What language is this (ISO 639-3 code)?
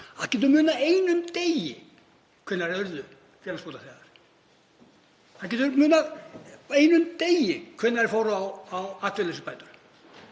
isl